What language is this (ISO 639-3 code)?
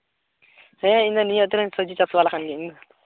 sat